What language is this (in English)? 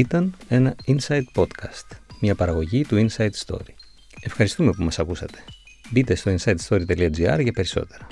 Greek